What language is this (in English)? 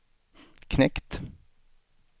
Swedish